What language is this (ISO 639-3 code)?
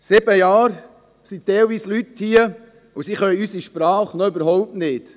gsw